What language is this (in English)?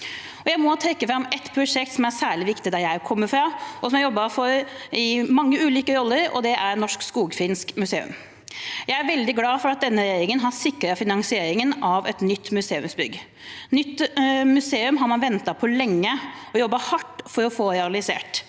Norwegian